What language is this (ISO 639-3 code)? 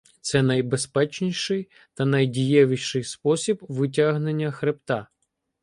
ukr